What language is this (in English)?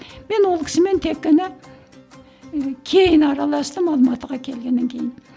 Kazakh